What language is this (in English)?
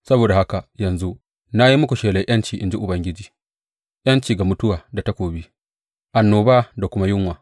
Hausa